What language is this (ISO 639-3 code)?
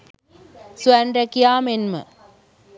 sin